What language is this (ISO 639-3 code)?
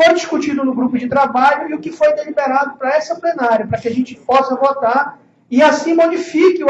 por